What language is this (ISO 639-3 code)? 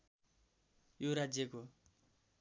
nep